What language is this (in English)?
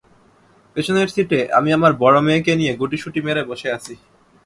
Bangla